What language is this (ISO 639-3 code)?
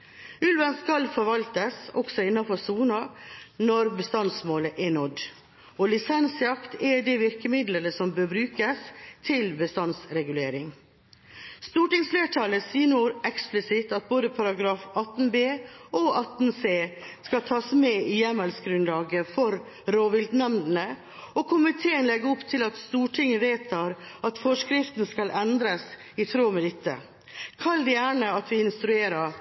nob